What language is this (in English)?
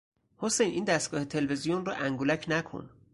Persian